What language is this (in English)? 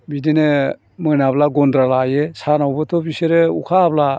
Bodo